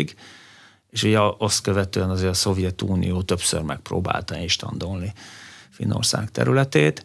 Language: Hungarian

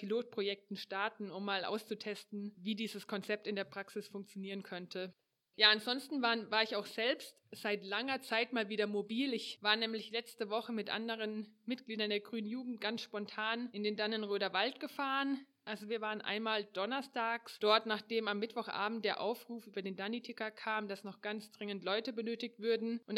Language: German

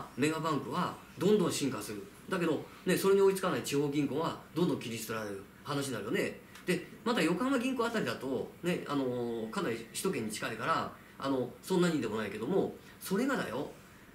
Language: Japanese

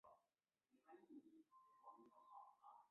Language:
Chinese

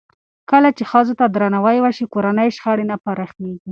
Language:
Pashto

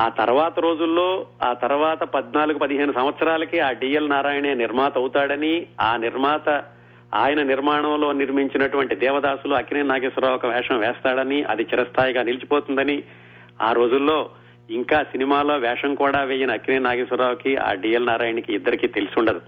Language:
Telugu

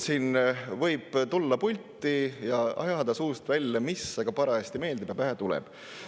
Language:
Estonian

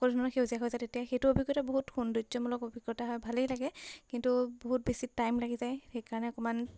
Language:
Assamese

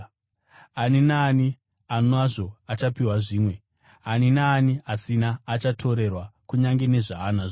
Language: Shona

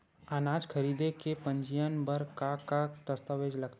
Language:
Chhattisgarhi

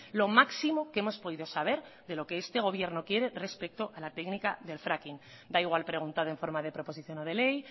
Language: Spanish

